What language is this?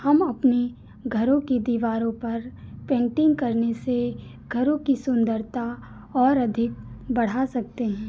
Hindi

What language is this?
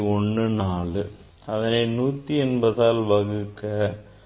Tamil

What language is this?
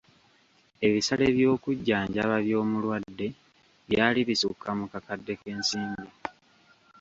Ganda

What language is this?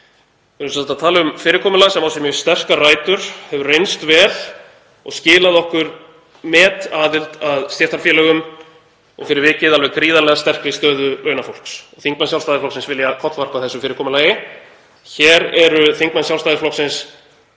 Icelandic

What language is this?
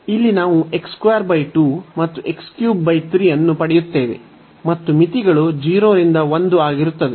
Kannada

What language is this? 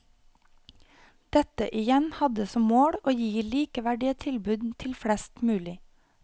Norwegian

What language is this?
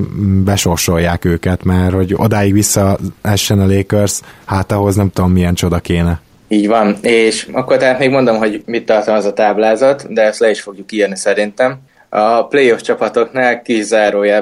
Hungarian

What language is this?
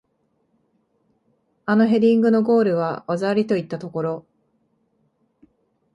Japanese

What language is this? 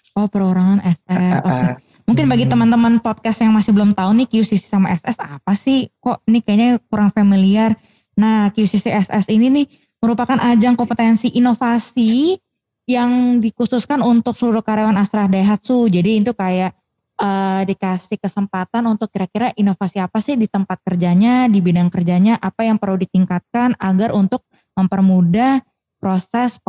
Indonesian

